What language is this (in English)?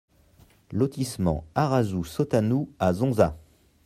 French